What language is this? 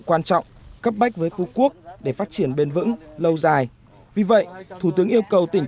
Vietnamese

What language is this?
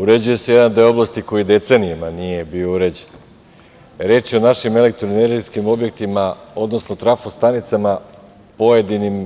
Serbian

